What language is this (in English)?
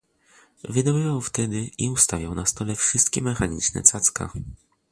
Polish